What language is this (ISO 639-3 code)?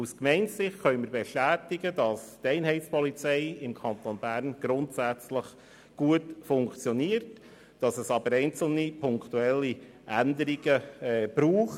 gsw